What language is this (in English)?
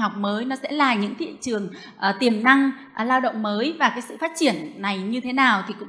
Vietnamese